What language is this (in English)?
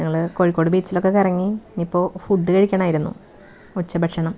Malayalam